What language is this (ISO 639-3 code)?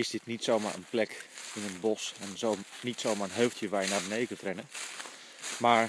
nld